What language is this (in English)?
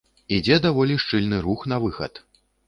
Belarusian